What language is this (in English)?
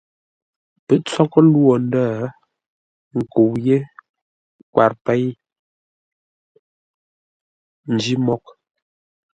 Ngombale